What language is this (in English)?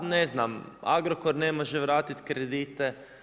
Croatian